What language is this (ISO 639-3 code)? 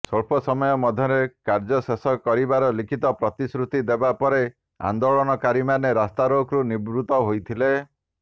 ori